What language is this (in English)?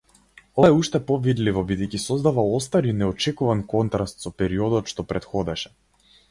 Macedonian